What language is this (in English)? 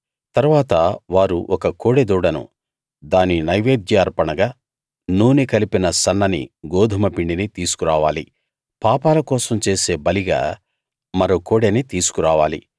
Telugu